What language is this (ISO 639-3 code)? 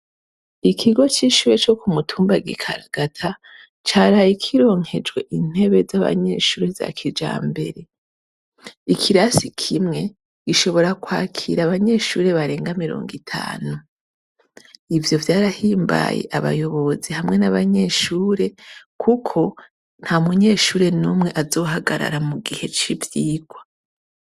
run